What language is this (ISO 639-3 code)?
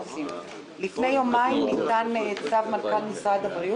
heb